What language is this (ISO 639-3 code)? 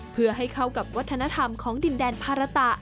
tha